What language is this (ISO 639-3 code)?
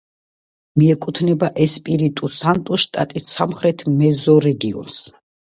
kat